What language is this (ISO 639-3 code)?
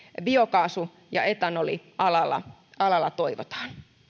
fin